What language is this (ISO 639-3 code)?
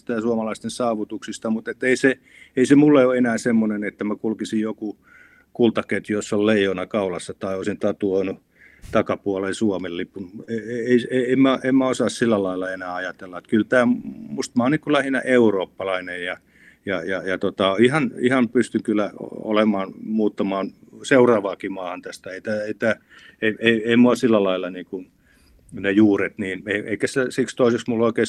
fin